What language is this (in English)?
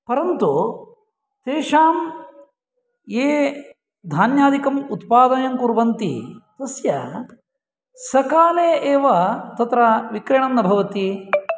Sanskrit